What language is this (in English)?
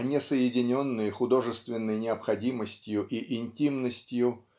Russian